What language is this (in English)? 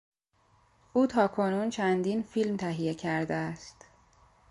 Persian